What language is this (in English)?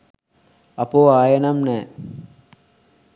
Sinhala